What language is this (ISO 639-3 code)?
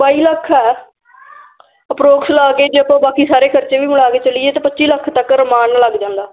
pan